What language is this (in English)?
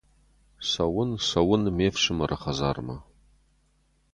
Ossetic